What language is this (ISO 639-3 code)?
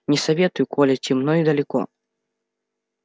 rus